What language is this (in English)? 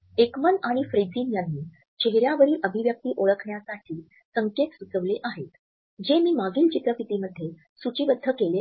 Marathi